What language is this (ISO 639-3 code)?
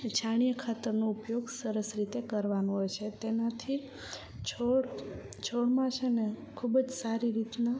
guj